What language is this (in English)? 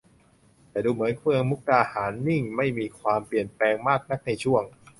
Thai